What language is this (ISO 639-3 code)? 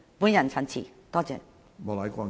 yue